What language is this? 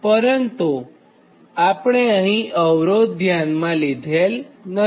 Gujarati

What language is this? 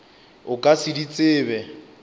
Northern Sotho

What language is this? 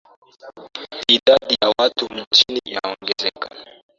Swahili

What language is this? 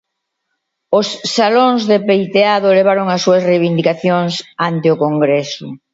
Galician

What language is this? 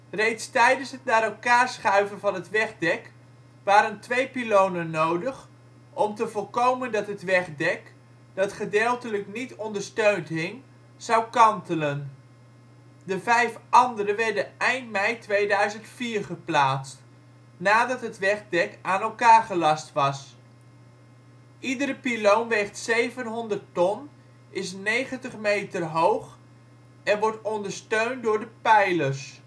Dutch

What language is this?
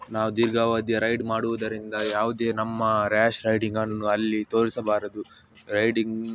Kannada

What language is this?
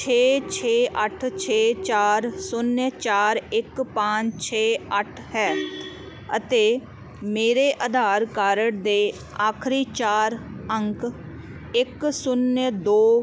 Punjabi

